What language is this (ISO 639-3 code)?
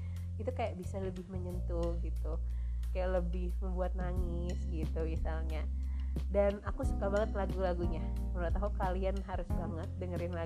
ind